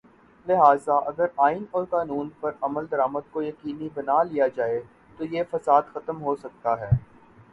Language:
Urdu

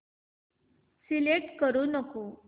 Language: Marathi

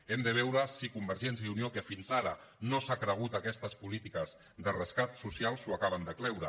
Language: Catalan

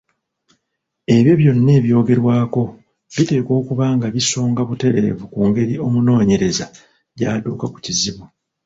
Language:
Ganda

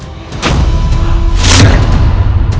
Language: Indonesian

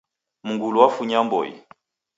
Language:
Taita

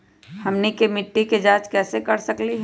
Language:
Magahi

